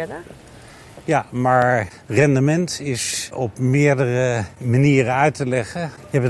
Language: Dutch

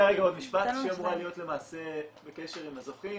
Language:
Hebrew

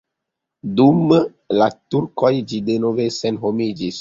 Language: Esperanto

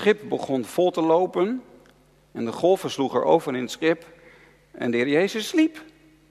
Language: Dutch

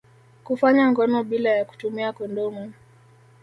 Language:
Swahili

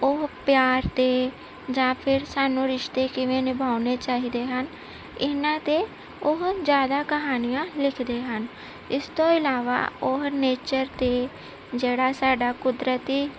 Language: Punjabi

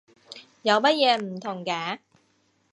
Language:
Cantonese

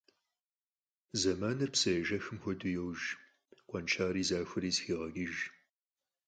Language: Kabardian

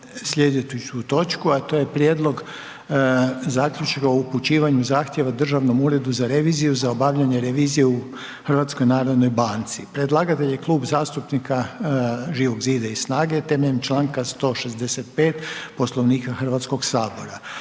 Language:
Croatian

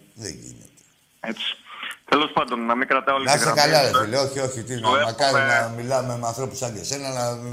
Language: Greek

